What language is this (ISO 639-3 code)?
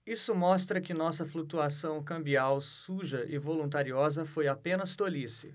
por